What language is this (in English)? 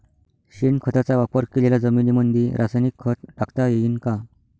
Marathi